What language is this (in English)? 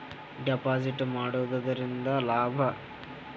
Kannada